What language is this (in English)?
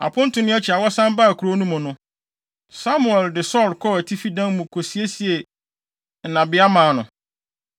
Akan